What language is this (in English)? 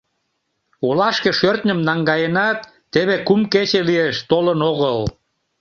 Mari